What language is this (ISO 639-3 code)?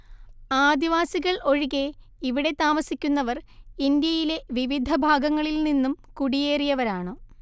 mal